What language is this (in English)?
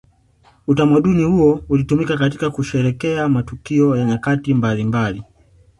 Swahili